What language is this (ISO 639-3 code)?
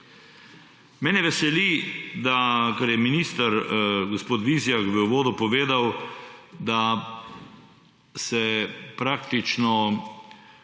slv